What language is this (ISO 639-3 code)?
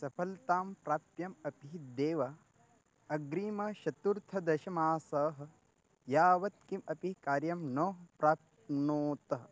san